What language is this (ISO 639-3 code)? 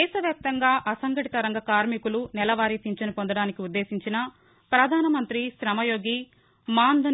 tel